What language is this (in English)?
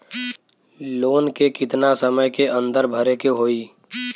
Bhojpuri